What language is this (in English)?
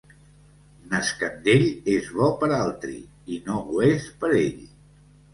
Catalan